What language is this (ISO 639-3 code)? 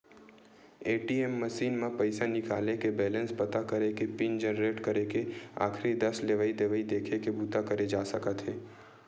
hne